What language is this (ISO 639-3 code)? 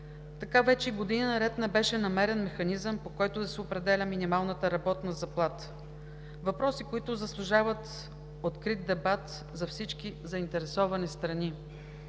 bul